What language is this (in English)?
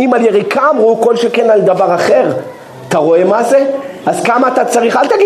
Hebrew